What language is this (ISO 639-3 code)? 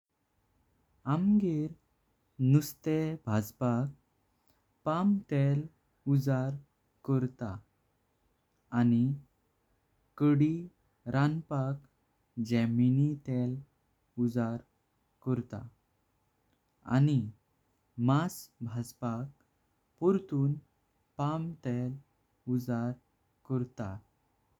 kok